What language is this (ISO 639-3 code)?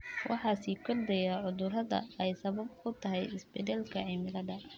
som